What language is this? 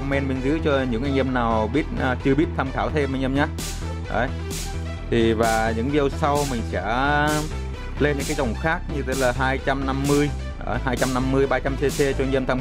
Vietnamese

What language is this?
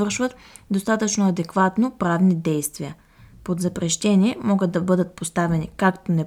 Bulgarian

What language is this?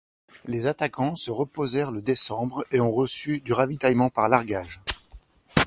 French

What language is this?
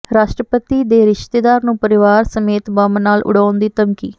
Punjabi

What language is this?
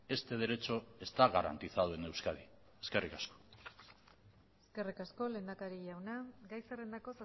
Basque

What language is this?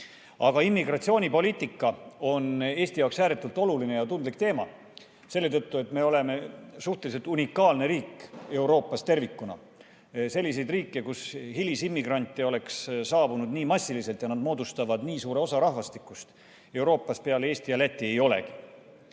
Estonian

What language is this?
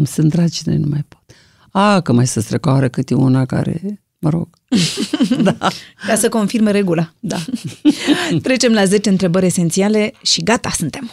Romanian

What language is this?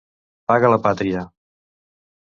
Catalan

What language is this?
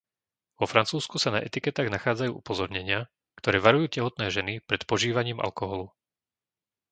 Slovak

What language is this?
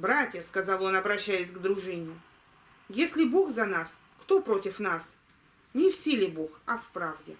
Russian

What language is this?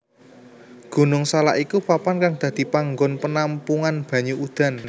Javanese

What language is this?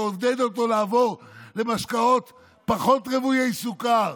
Hebrew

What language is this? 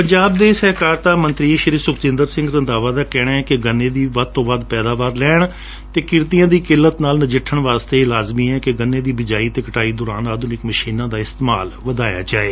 Punjabi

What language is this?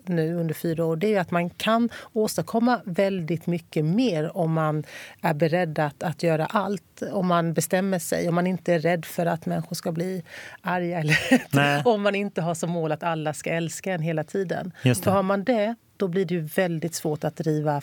Swedish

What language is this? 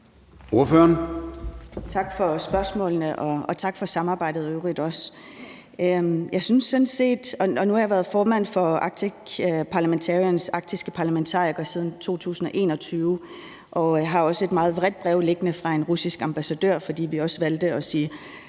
Danish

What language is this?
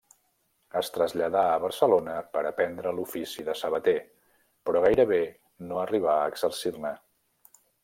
Catalan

